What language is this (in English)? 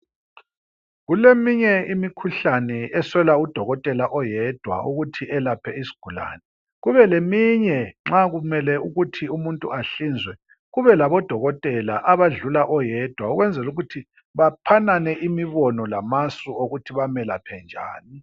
North Ndebele